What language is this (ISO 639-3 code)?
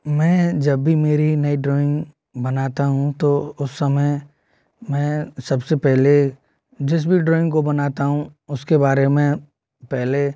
hin